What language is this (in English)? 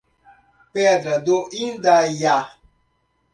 Portuguese